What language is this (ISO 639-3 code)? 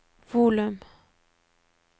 nor